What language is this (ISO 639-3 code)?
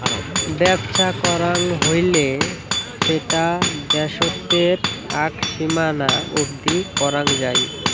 ben